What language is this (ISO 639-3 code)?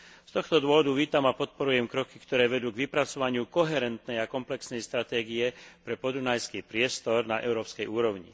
slk